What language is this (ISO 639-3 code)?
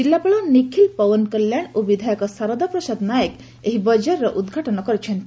ori